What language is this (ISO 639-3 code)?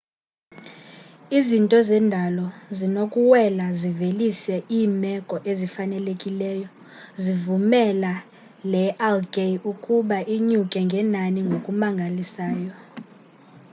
xho